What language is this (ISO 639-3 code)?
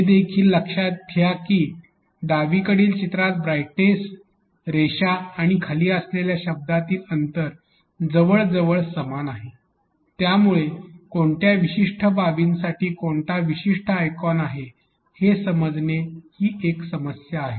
mar